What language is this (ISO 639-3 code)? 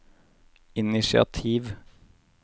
nor